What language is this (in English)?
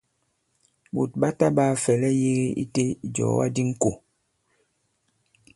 Bankon